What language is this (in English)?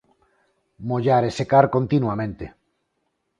Galician